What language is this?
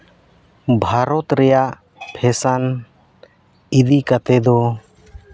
Santali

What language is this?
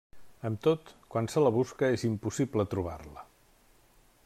Catalan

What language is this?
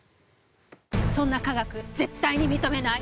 Japanese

